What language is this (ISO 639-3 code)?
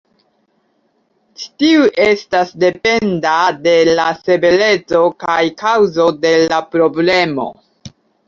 epo